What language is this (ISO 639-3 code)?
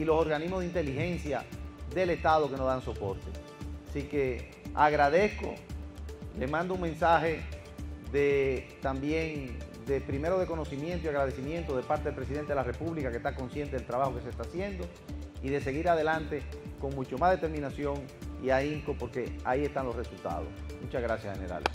spa